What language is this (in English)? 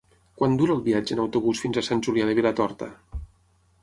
Catalan